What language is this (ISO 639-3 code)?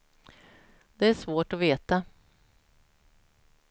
swe